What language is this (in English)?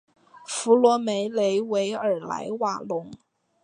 Chinese